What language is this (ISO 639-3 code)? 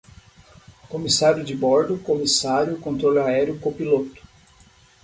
por